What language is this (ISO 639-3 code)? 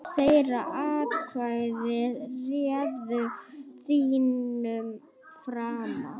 isl